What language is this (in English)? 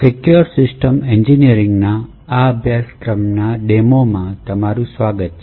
Gujarati